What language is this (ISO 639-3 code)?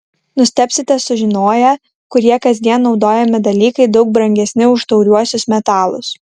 lit